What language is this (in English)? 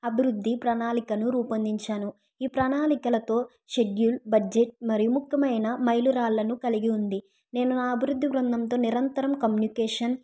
Telugu